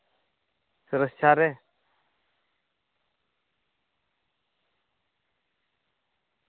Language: Santali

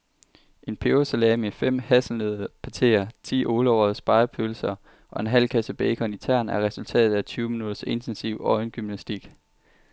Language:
Danish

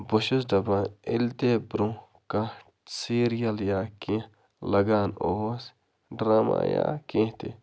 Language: Kashmiri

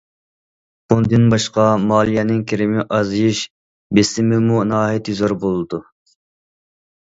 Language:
Uyghur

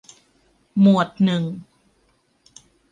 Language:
Thai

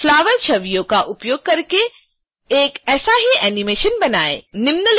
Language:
Hindi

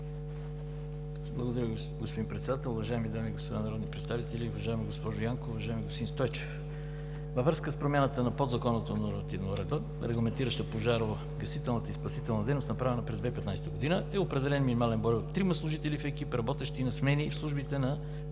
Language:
Bulgarian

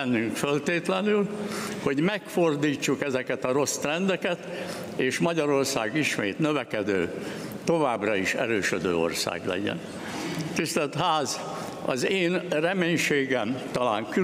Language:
Hungarian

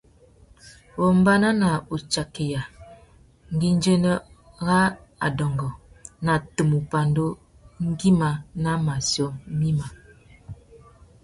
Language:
Tuki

